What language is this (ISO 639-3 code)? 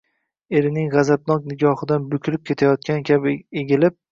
uzb